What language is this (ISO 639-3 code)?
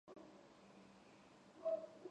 kat